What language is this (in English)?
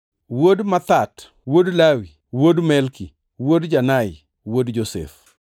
Luo (Kenya and Tanzania)